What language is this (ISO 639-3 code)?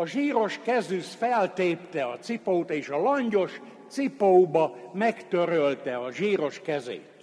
hun